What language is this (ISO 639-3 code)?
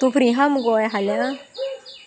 kok